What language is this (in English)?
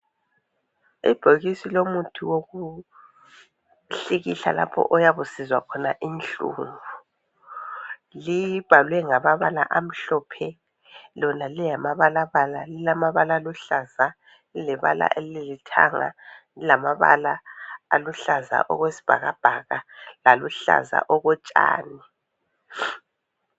North Ndebele